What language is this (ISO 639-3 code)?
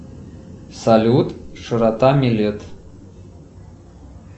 rus